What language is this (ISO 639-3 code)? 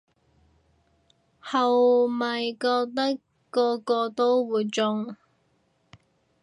yue